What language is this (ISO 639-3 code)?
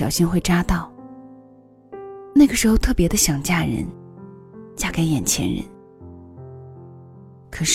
zho